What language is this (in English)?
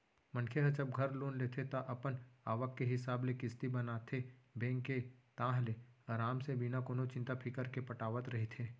Chhattisgarhi